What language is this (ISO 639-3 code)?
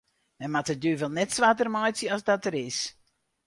fry